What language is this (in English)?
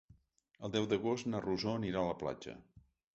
Catalan